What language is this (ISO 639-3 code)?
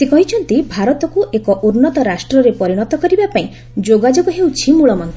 ori